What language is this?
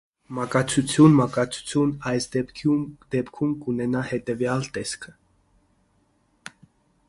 Armenian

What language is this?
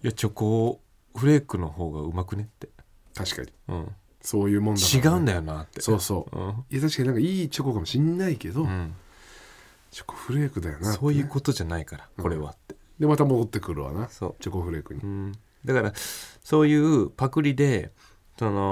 Japanese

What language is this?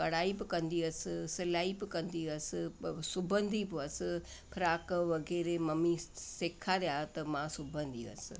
Sindhi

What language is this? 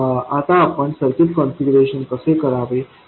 Marathi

